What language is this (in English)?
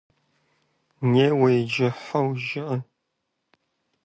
Kabardian